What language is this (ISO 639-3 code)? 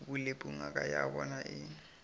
nso